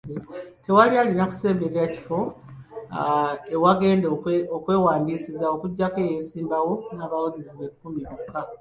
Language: Ganda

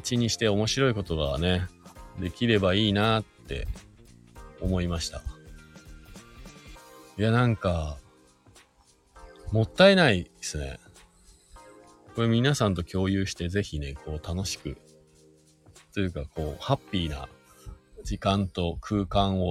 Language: Japanese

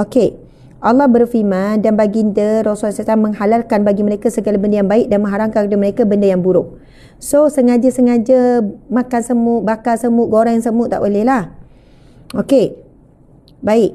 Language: Malay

